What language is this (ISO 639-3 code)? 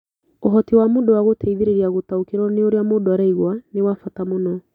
kik